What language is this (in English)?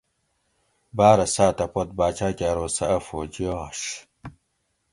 Gawri